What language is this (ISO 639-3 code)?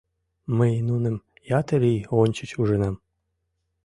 chm